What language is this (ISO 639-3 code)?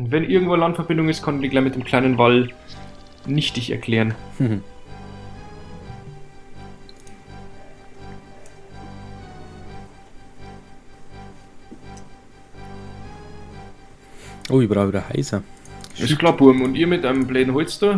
deu